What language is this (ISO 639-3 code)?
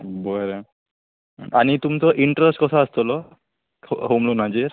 kok